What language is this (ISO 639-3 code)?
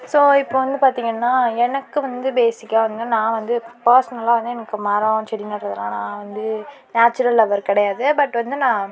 tam